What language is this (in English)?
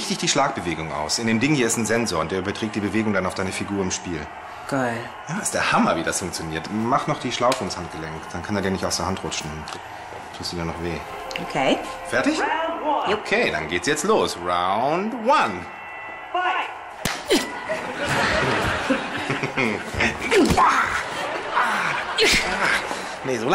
German